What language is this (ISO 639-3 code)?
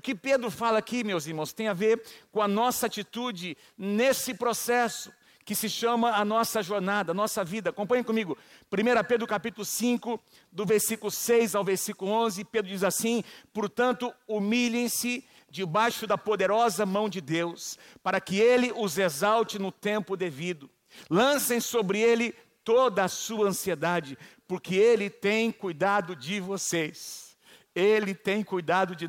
por